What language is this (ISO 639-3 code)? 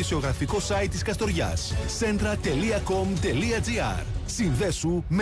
ell